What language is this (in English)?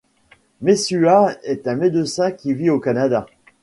French